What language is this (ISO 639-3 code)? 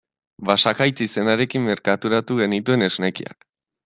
eus